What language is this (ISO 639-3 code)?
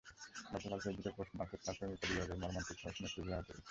ben